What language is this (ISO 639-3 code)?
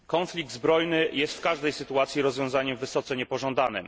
pol